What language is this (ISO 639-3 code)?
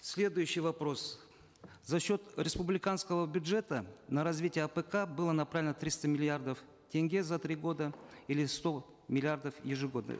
kaz